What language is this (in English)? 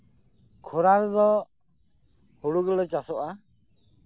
Santali